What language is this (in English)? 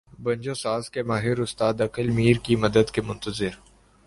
Urdu